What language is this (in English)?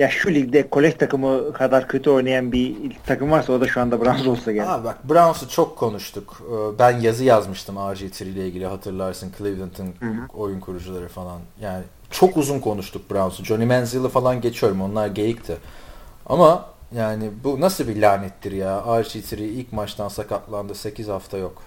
Turkish